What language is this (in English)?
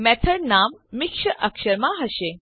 Gujarati